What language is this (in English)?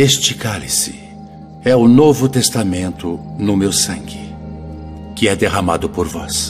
Portuguese